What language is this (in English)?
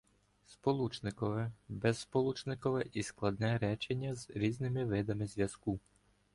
Ukrainian